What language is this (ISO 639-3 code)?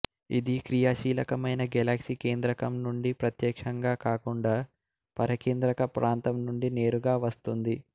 tel